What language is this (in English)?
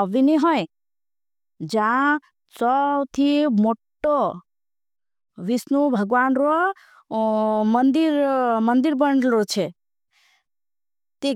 Bhili